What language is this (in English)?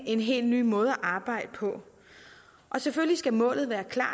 Danish